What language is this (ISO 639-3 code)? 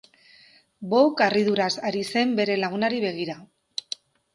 eus